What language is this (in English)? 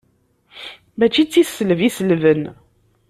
Kabyle